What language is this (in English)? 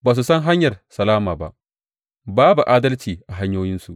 Hausa